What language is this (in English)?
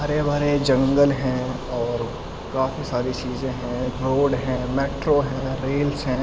Urdu